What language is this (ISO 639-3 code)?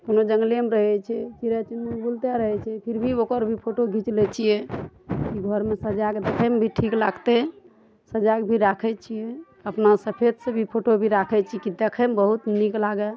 mai